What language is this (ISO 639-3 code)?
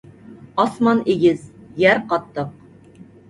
uig